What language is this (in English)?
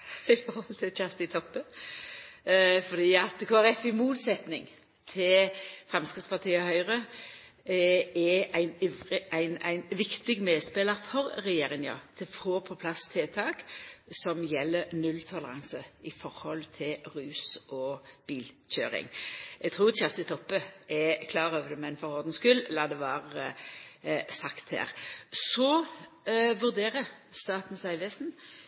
Norwegian Nynorsk